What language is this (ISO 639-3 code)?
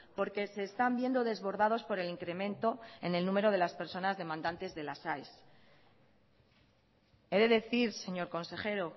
spa